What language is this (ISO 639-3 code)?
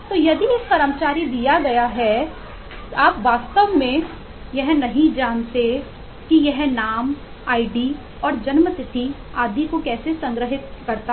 hin